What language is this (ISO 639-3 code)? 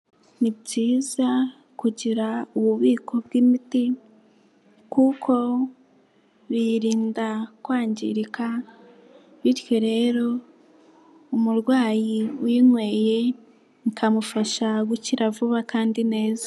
kin